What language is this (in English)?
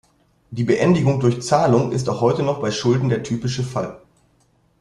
German